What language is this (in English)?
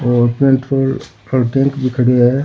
Rajasthani